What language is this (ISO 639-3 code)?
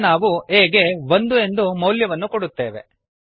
kan